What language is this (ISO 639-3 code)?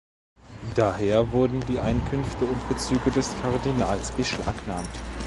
deu